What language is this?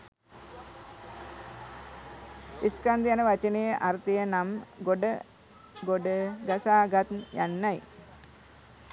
Sinhala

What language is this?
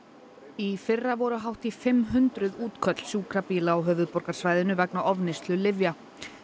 Icelandic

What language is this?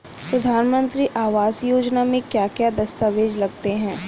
Hindi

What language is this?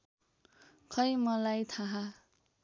Nepali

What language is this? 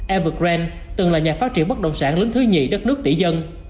Vietnamese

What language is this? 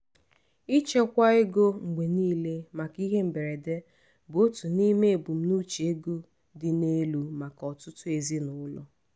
Igbo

